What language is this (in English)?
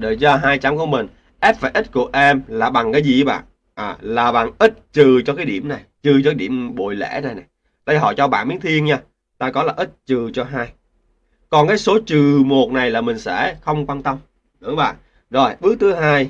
Vietnamese